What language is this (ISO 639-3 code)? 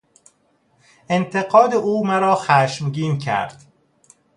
fas